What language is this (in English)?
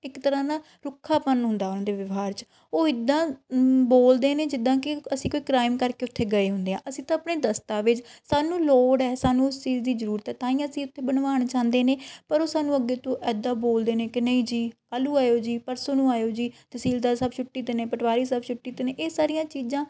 Punjabi